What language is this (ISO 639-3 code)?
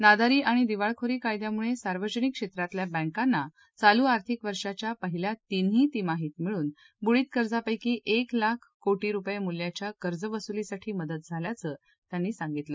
mar